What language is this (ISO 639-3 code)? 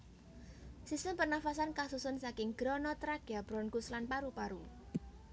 jav